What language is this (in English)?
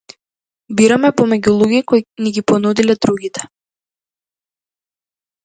Macedonian